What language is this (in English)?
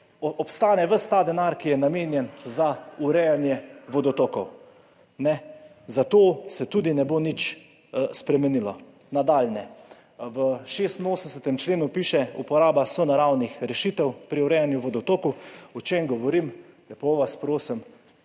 Slovenian